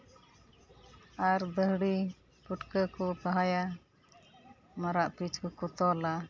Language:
Santali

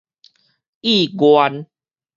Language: Min Nan Chinese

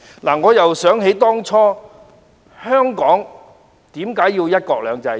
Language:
Cantonese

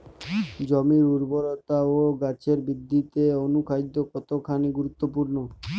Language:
Bangla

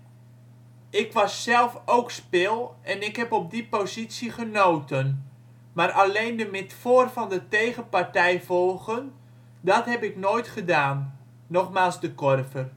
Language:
Dutch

